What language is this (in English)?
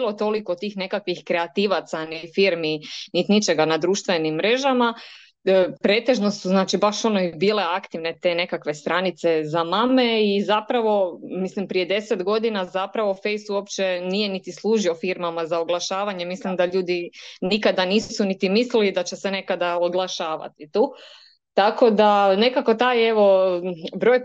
Croatian